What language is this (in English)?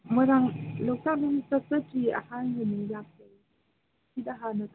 Manipuri